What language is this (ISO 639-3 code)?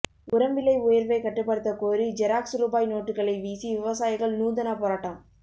tam